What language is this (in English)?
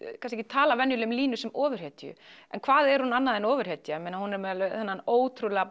Icelandic